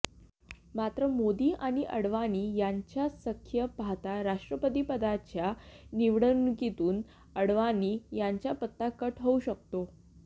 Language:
Marathi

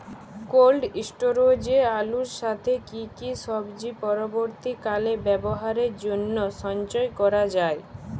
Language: Bangla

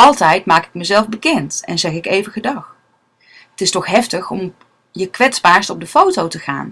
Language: Dutch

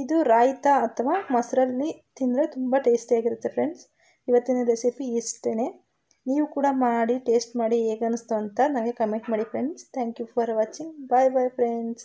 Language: Kannada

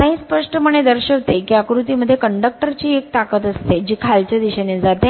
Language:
Marathi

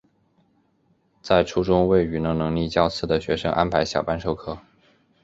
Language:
Chinese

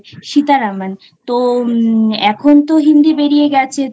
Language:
Bangla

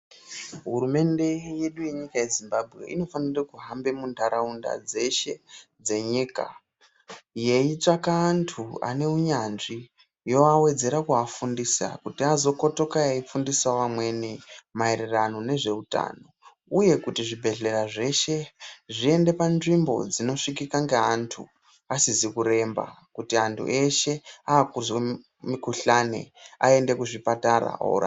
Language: Ndau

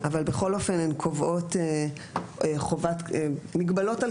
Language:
Hebrew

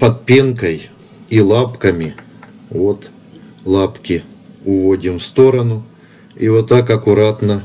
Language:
Russian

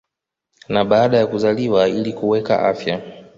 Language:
Swahili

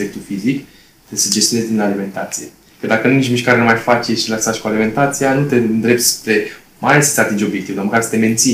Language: Romanian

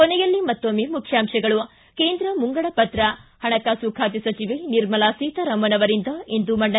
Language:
Kannada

